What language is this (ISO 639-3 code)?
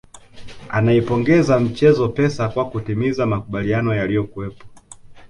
swa